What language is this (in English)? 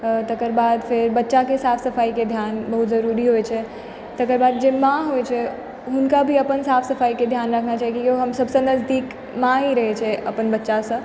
Maithili